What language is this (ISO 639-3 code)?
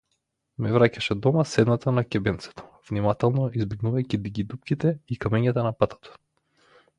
mkd